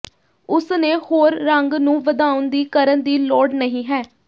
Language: Punjabi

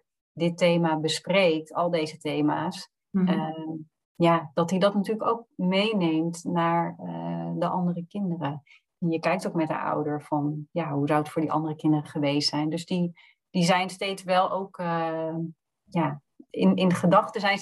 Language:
Dutch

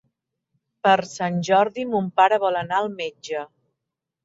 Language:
Catalan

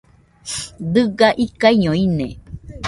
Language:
Nüpode Huitoto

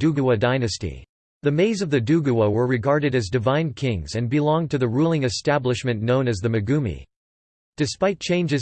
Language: English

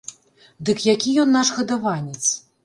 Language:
Belarusian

